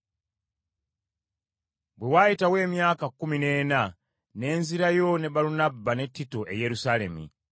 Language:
Ganda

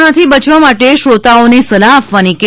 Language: Gujarati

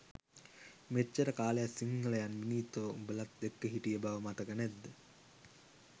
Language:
Sinhala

